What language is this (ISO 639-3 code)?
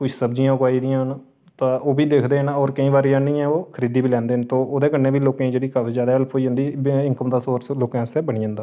doi